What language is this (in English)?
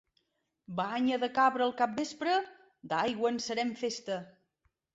Catalan